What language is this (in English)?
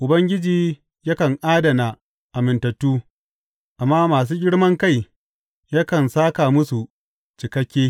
Hausa